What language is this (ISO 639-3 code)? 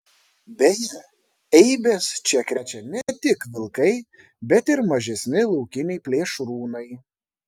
lit